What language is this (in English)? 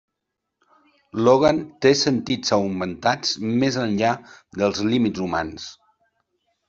Catalan